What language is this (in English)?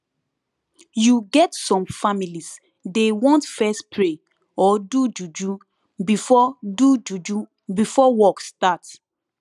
Nigerian Pidgin